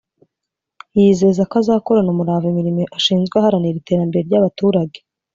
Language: Kinyarwanda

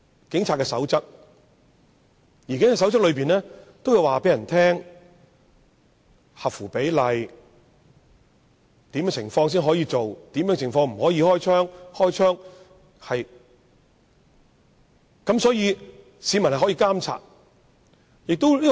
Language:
Cantonese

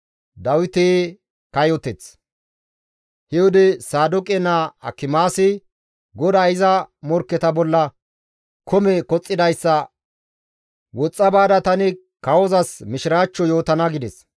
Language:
Gamo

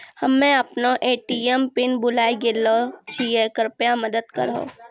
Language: Maithili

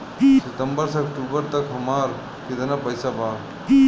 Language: Bhojpuri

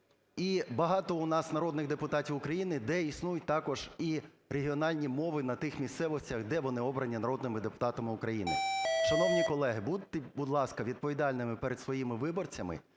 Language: Ukrainian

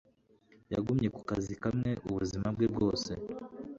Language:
Kinyarwanda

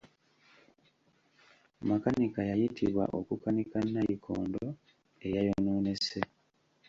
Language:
Ganda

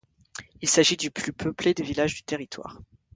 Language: French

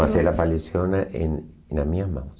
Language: Portuguese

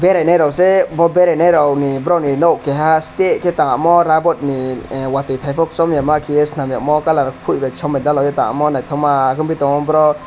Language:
Kok Borok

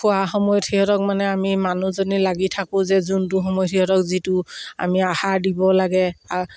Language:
Assamese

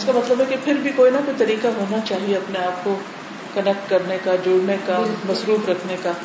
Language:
Urdu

